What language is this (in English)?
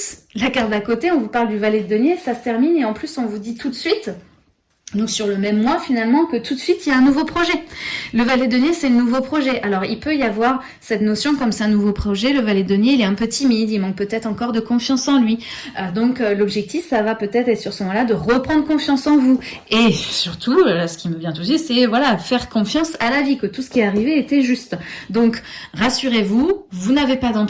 French